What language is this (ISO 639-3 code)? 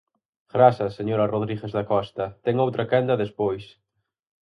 glg